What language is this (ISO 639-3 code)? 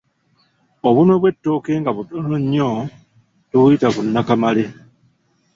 lug